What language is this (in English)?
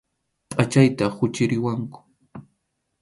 Arequipa-La Unión Quechua